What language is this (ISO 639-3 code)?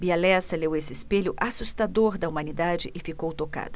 por